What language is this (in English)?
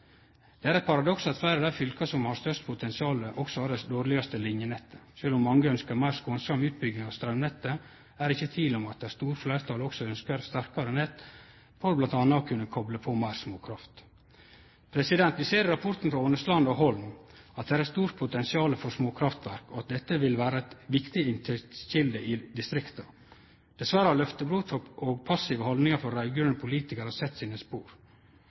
Norwegian Nynorsk